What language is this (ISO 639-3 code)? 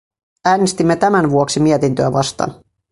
fin